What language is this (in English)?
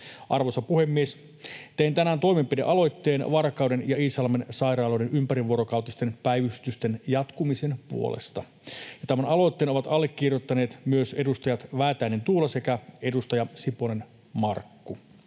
Finnish